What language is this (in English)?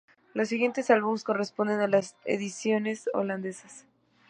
Spanish